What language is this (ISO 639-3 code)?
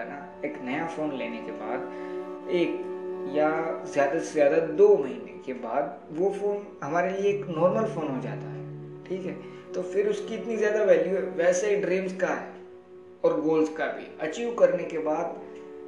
hin